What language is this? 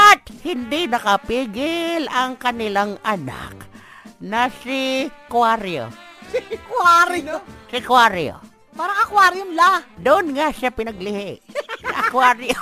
Filipino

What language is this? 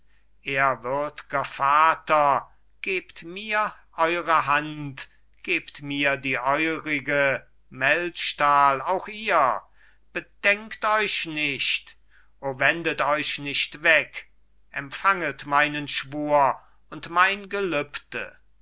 German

